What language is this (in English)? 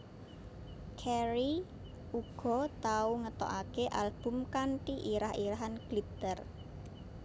Javanese